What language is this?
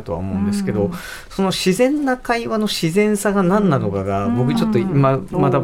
Japanese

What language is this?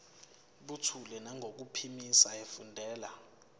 Zulu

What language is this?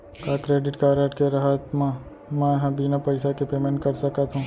Chhattisgarhi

